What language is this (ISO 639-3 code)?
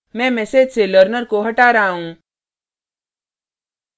hin